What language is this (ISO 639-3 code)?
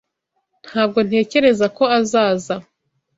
kin